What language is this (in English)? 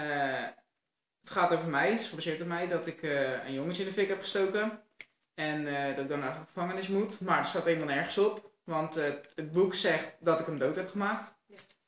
Dutch